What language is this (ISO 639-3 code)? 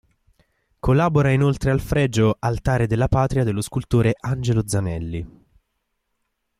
ita